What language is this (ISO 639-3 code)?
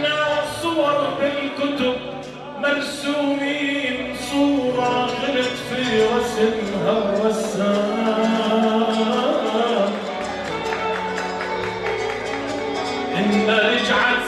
ara